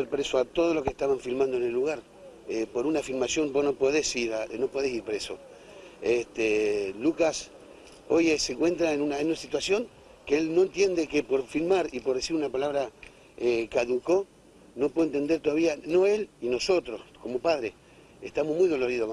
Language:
Spanish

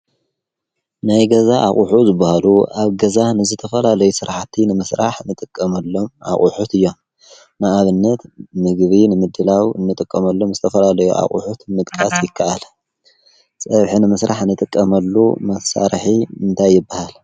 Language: Tigrinya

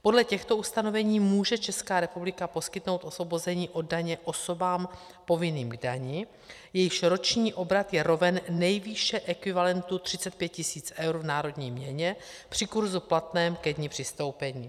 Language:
Czech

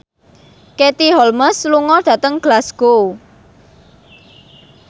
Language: Javanese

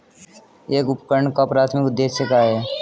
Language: Hindi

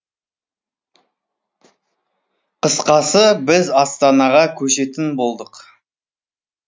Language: Kazakh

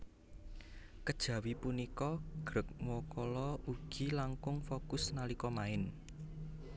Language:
Javanese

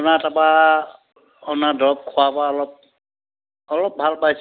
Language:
Assamese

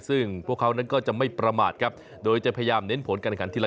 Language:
Thai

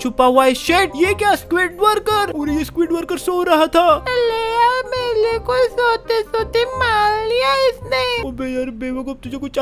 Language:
Hindi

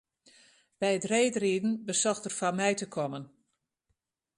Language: Western Frisian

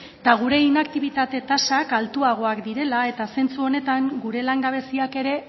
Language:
Basque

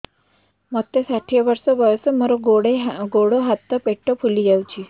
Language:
Odia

